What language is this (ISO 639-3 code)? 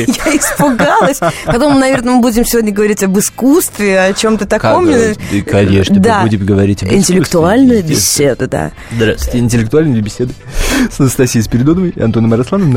rus